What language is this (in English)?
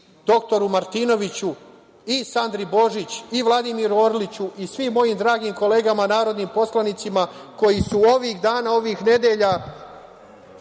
Serbian